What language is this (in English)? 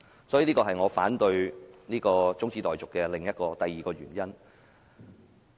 Cantonese